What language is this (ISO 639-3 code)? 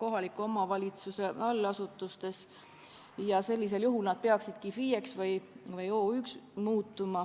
est